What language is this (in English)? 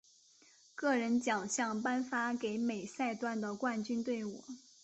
Chinese